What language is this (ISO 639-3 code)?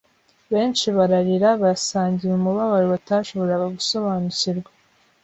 kin